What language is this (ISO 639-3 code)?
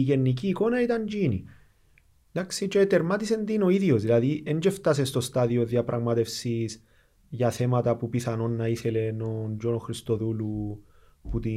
ell